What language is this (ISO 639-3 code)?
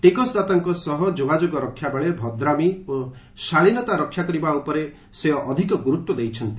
ori